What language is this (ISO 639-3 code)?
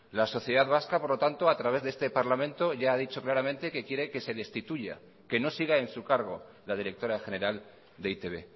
spa